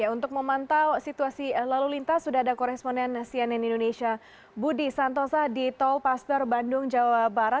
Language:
Indonesian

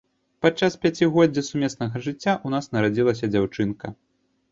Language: Belarusian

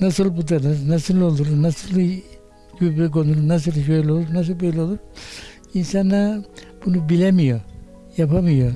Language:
Turkish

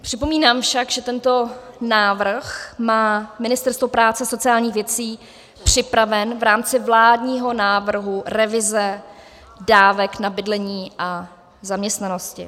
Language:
Czech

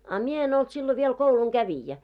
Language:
Finnish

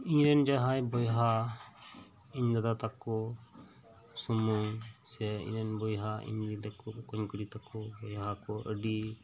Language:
Santali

